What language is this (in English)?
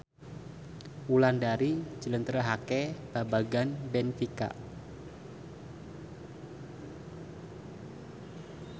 Javanese